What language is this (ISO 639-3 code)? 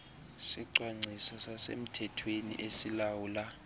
xho